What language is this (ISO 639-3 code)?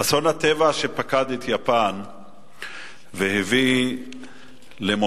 heb